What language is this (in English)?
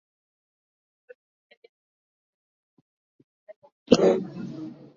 Swahili